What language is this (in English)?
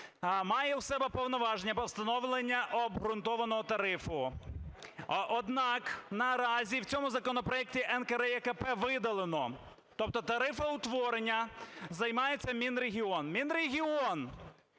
Ukrainian